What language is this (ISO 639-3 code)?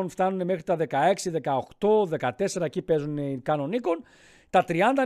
ell